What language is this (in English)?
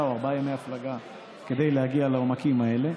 Hebrew